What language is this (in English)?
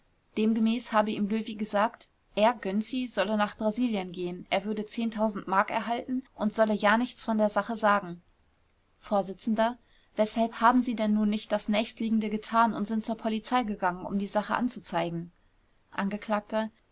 German